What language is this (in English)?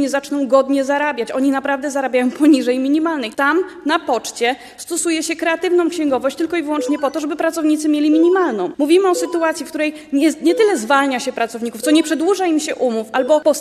Polish